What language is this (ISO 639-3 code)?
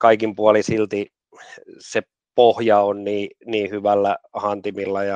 fin